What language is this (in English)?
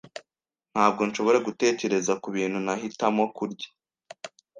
Kinyarwanda